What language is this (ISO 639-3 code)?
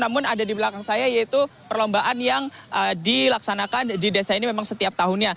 ind